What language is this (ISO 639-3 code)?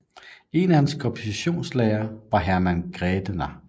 dan